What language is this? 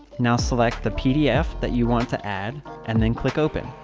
English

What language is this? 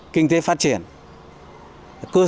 Vietnamese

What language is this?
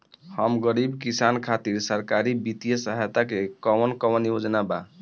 Bhojpuri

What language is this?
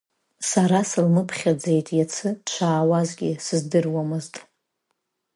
Abkhazian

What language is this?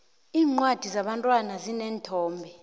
South Ndebele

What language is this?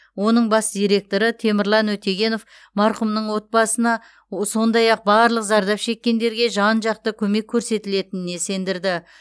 Kazakh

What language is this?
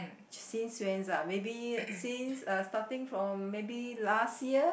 English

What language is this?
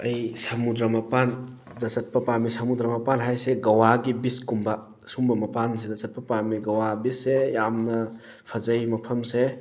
Manipuri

